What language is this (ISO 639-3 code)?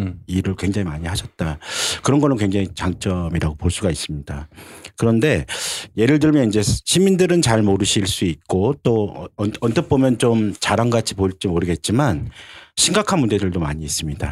kor